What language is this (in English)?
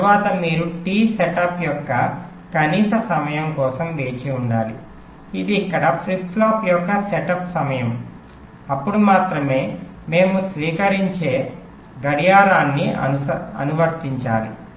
Telugu